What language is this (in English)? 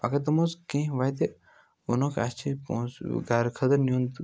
Kashmiri